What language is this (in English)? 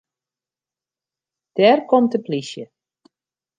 Western Frisian